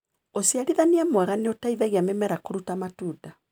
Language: Kikuyu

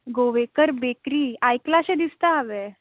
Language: Konkani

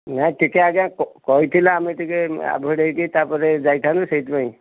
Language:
Odia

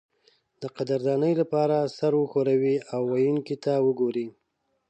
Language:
Pashto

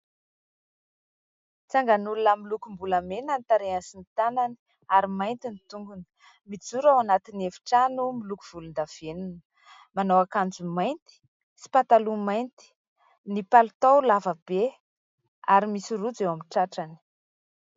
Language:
Malagasy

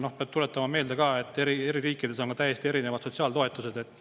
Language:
Estonian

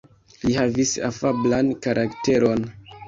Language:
Esperanto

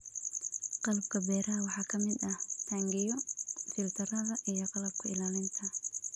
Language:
Somali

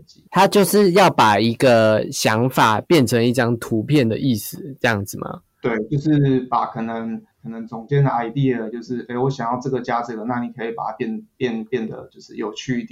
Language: Chinese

